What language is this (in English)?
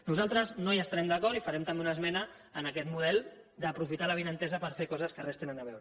Catalan